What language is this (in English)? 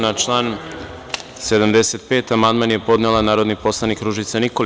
Serbian